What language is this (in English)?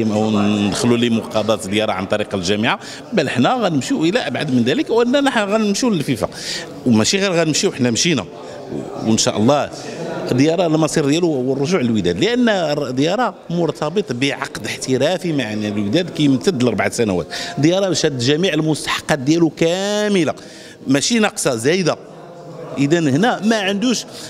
Arabic